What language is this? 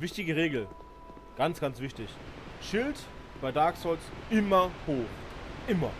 German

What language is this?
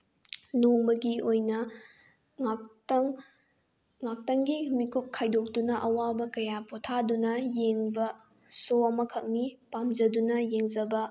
Manipuri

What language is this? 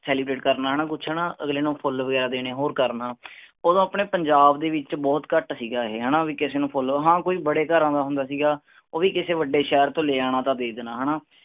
Punjabi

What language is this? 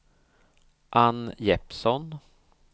Swedish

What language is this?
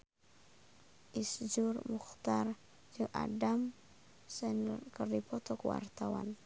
Sundanese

